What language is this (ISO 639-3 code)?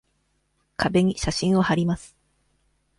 jpn